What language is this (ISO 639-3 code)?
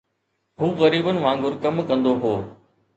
snd